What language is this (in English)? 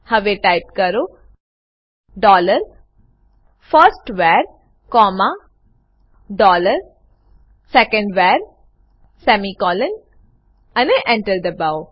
Gujarati